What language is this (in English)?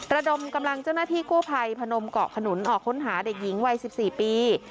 Thai